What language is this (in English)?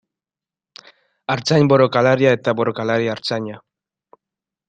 Basque